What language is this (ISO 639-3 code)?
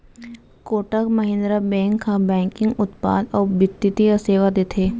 hne